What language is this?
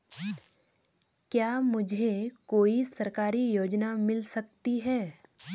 Hindi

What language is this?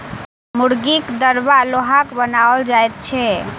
Maithili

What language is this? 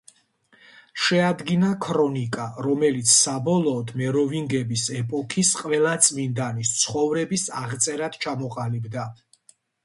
Georgian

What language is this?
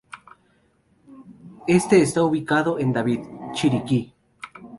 Spanish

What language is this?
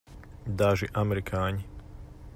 Latvian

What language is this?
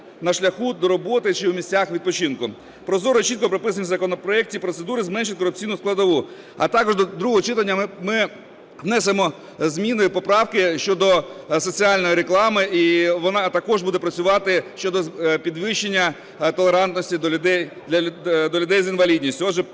Ukrainian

